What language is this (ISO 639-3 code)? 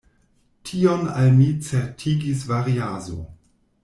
epo